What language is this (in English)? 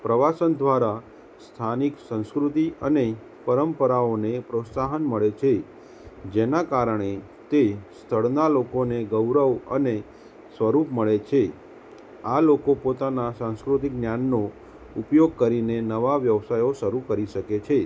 Gujarati